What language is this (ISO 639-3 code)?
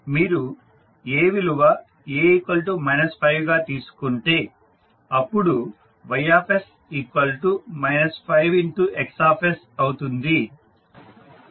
tel